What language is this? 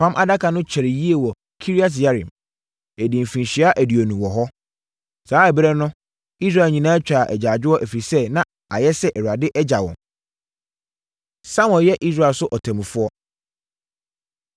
Akan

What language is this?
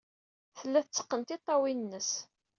Kabyle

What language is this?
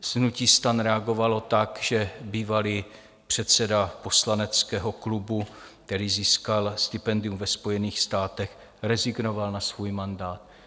Czech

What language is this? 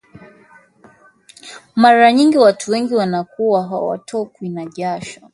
Swahili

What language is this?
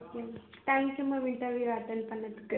Tamil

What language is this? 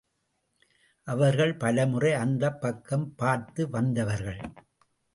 Tamil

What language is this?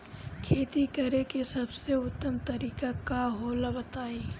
Bhojpuri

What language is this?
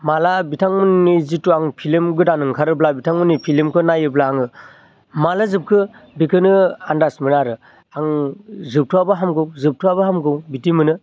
Bodo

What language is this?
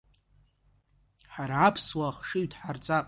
Abkhazian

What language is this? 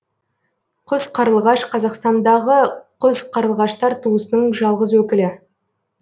Kazakh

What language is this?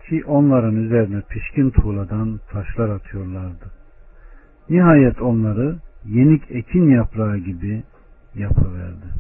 Turkish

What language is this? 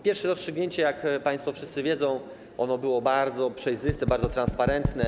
Polish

